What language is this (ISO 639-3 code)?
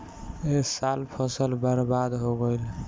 bho